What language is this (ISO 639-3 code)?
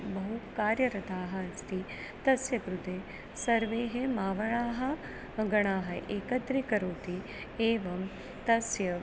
san